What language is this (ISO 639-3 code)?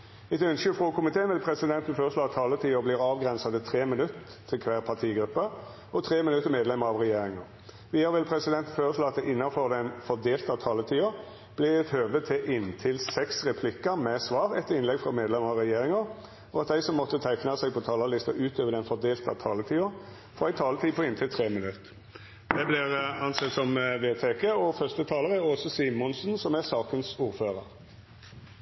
nor